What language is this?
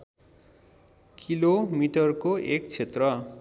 Nepali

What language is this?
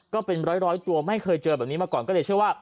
Thai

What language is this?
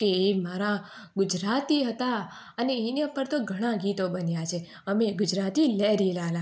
Gujarati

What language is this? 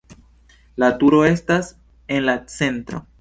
Esperanto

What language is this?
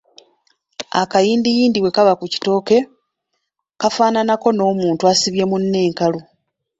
Ganda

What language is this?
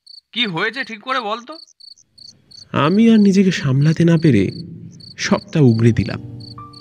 Bangla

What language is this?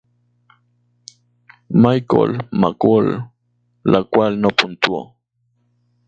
Spanish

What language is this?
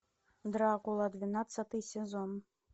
Russian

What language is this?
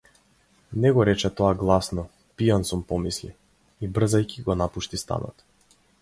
Macedonian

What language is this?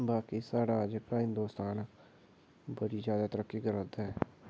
Dogri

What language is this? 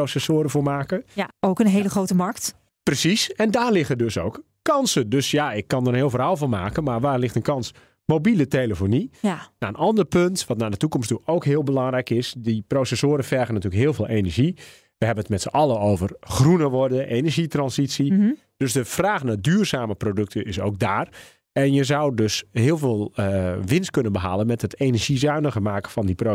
Dutch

